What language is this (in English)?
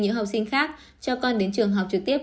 Vietnamese